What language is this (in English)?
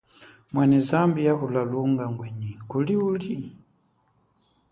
Chokwe